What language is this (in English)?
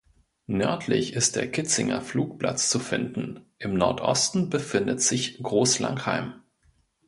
German